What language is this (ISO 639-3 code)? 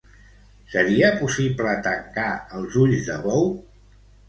cat